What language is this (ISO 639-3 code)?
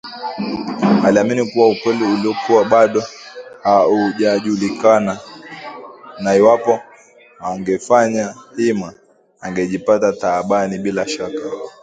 swa